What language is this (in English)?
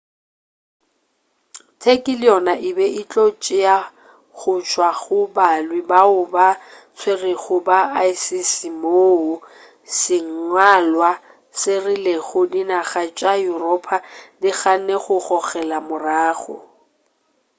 Northern Sotho